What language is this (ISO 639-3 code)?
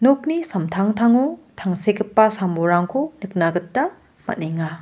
grt